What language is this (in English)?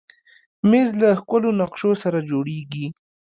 Pashto